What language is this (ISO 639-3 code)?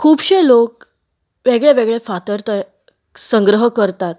kok